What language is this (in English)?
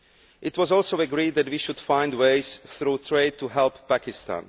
English